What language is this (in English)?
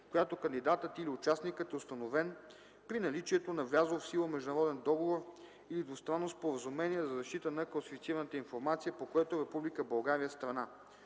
Bulgarian